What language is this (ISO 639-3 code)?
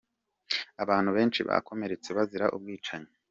kin